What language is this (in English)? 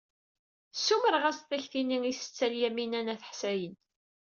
Kabyle